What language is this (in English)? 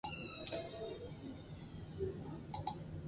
Basque